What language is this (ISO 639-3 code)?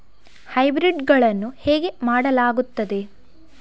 kan